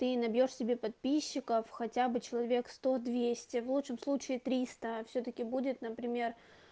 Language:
Russian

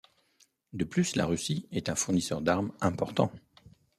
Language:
French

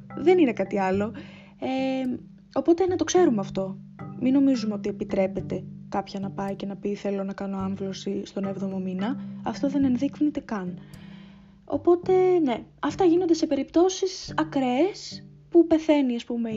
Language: Greek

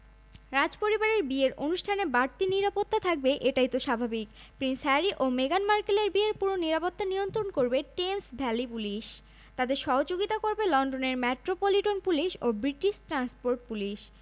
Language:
Bangla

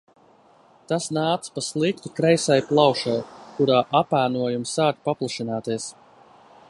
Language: Latvian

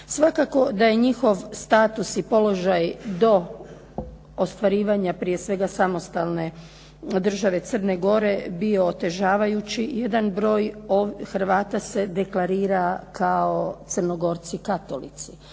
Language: Croatian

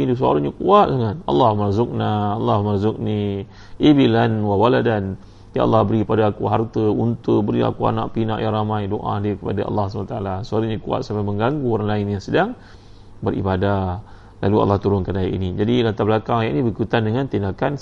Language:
Malay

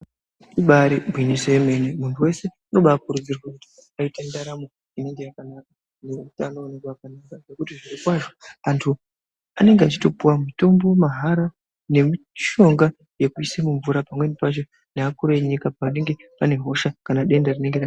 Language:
Ndau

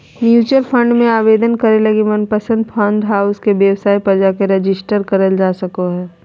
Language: Magahi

